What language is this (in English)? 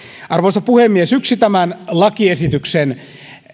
Finnish